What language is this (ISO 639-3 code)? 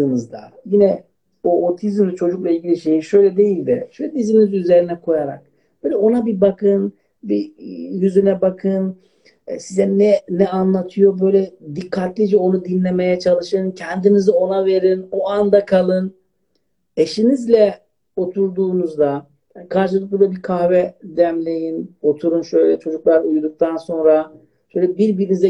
tur